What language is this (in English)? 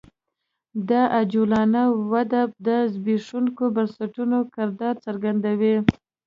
Pashto